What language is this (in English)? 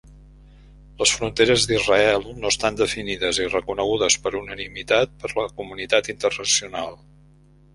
Catalan